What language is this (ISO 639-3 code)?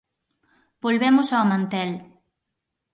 glg